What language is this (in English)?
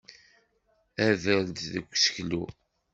Kabyle